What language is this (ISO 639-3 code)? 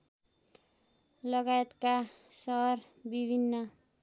nep